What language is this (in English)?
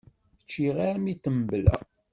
Kabyle